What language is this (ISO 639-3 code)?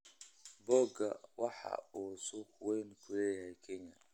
som